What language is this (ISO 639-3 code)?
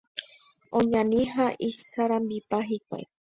grn